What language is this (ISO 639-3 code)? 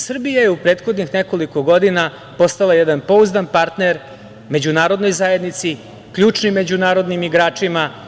srp